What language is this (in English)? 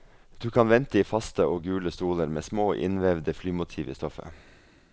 Norwegian